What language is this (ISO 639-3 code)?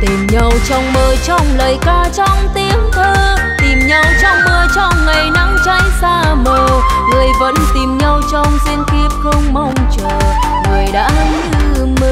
vie